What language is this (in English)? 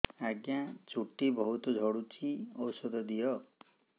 Odia